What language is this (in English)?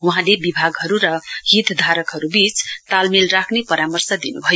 Nepali